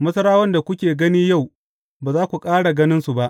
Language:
Hausa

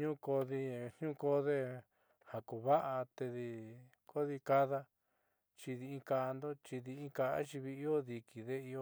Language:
Southeastern Nochixtlán Mixtec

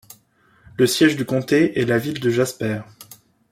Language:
French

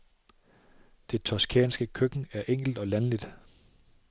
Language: Danish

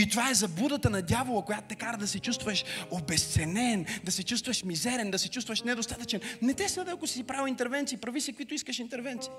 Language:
Bulgarian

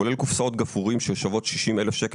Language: Hebrew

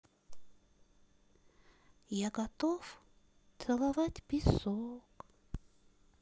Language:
Russian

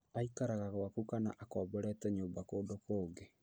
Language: Kikuyu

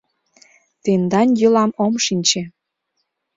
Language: Mari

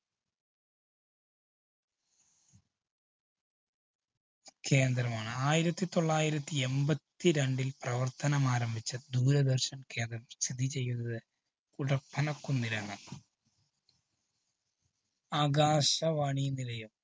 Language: Malayalam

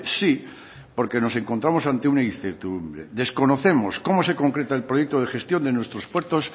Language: Spanish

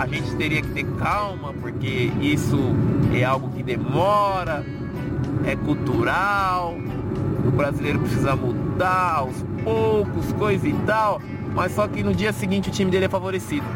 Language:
Portuguese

